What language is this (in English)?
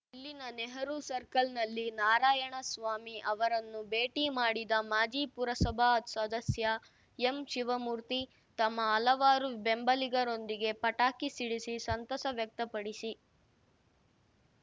Kannada